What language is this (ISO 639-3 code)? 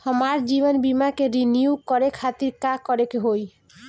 bho